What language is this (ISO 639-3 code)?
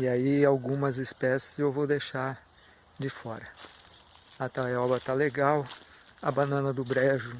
por